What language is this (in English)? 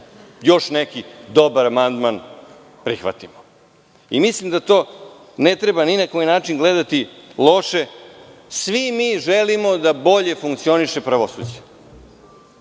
Serbian